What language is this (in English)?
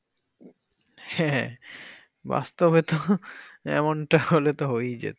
Bangla